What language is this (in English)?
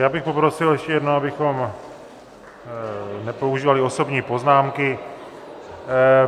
Czech